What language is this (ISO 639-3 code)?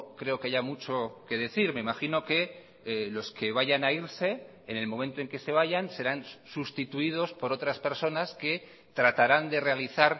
spa